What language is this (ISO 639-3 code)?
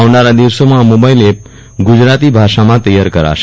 guj